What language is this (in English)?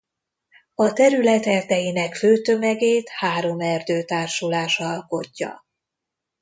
Hungarian